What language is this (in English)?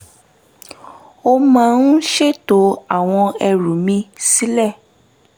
Yoruba